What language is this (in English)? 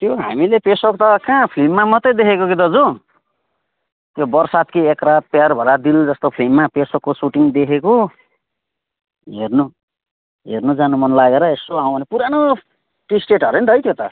Nepali